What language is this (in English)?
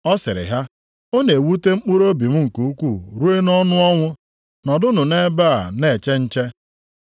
Igbo